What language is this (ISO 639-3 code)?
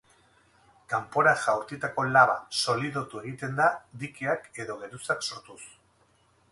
eus